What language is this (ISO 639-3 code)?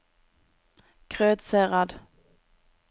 nor